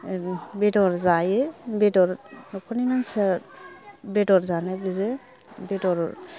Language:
Bodo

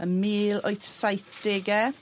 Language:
Welsh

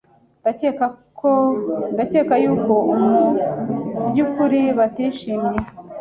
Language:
Kinyarwanda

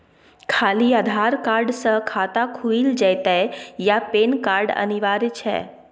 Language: Maithili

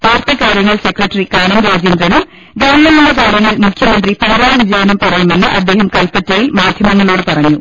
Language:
Malayalam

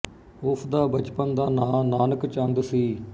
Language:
Punjabi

